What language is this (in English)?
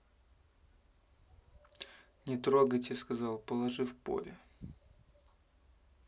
Russian